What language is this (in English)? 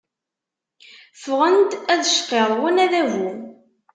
Kabyle